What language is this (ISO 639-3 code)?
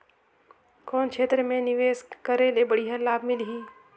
hne